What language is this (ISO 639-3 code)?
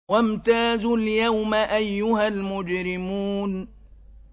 ara